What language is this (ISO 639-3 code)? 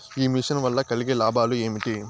tel